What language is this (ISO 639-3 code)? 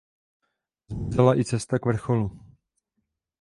ces